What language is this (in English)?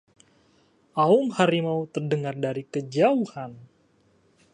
Indonesian